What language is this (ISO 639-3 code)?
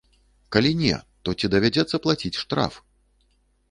bel